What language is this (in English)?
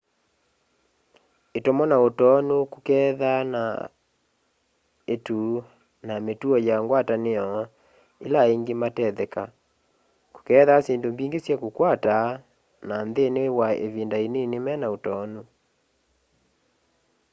Kamba